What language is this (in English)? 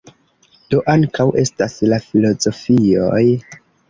Esperanto